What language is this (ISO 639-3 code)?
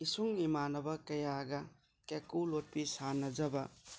mni